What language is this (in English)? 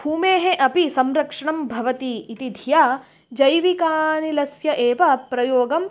Sanskrit